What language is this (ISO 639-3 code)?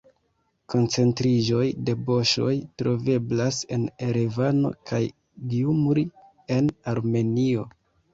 epo